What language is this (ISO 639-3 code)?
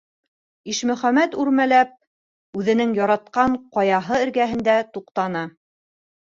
bak